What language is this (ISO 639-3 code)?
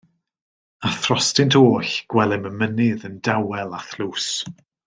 cym